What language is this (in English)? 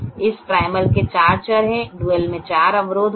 Hindi